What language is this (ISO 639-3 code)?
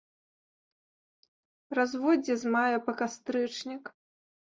bel